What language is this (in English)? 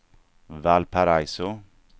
Swedish